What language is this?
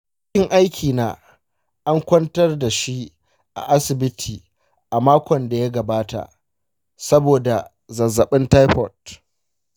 Hausa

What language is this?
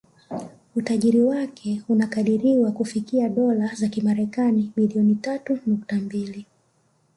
Swahili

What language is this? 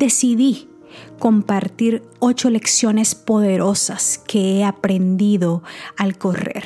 Spanish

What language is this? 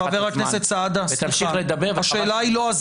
Hebrew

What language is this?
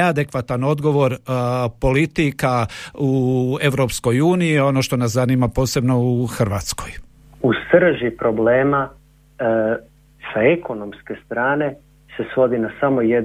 Croatian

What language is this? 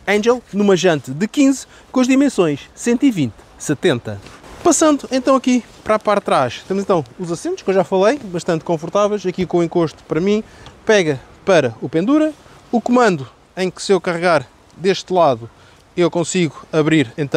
Portuguese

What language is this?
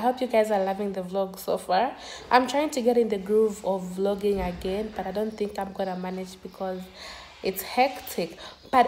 English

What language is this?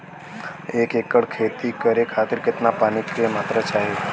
Bhojpuri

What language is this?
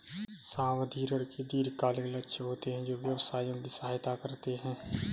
Hindi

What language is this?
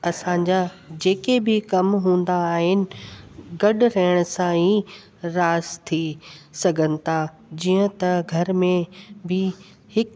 Sindhi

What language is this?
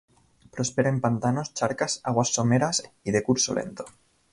Spanish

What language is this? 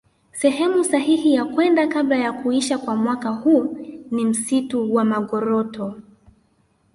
Swahili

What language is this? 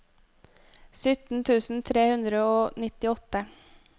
Norwegian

